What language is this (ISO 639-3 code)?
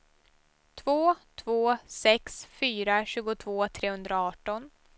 swe